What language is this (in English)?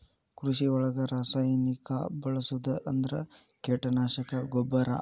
Kannada